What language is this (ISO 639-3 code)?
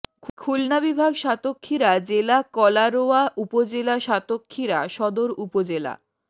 ben